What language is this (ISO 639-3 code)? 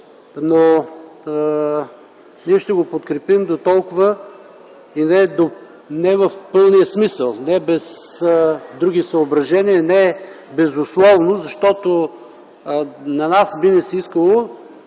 bul